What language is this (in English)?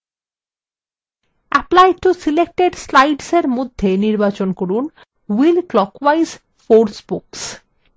Bangla